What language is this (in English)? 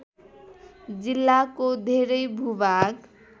Nepali